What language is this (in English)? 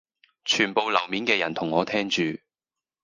Cantonese